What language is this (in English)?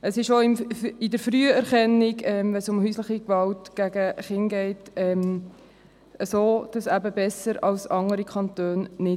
Swiss German